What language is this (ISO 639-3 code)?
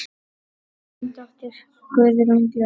isl